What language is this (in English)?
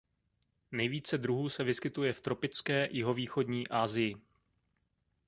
Czech